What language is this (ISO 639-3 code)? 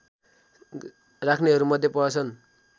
nep